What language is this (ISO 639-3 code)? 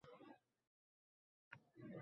uzb